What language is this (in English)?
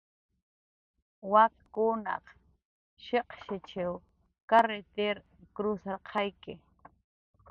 Jaqaru